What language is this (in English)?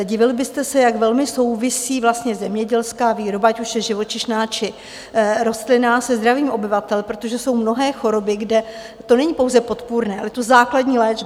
Czech